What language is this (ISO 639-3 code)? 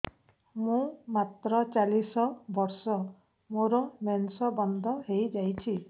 ori